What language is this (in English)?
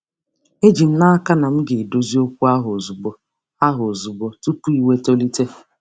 Igbo